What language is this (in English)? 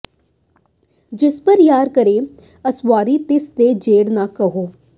Punjabi